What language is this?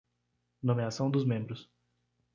Portuguese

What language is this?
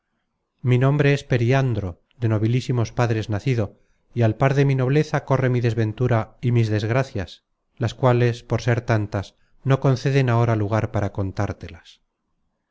Spanish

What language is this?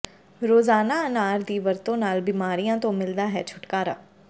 Punjabi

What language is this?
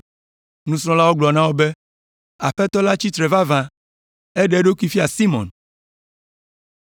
Ewe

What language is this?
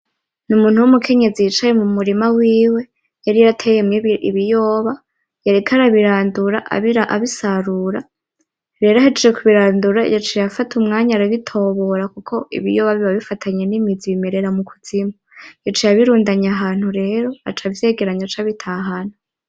Rundi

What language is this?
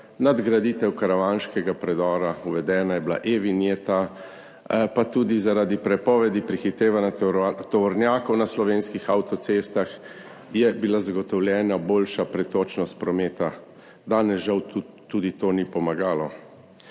Slovenian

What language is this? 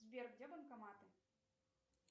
Russian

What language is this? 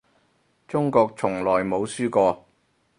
Cantonese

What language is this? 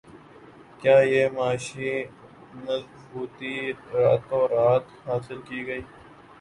Urdu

